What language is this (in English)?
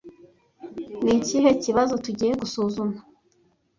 Kinyarwanda